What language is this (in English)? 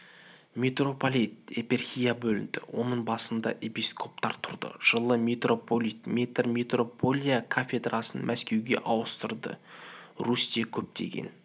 Kazakh